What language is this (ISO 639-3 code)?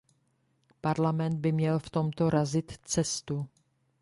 ces